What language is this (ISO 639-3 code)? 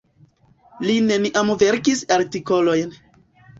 epo